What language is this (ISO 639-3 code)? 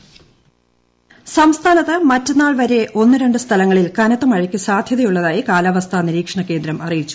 mal